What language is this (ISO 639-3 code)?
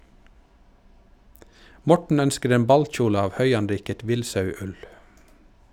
nor